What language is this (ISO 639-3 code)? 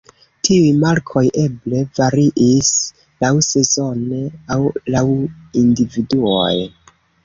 epo